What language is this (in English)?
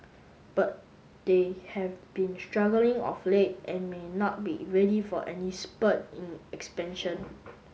English